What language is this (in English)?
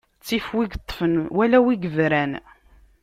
Kabyle